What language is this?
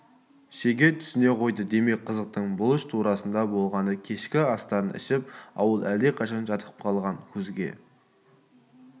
Kazakh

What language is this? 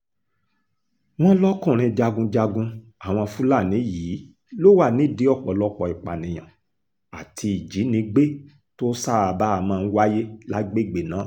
Yoruba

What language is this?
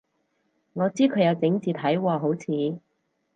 Cantonese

